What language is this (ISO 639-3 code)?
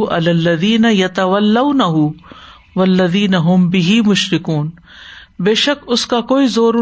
urd